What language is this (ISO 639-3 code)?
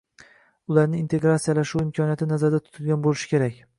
uzb